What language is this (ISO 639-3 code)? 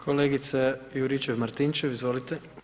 hrv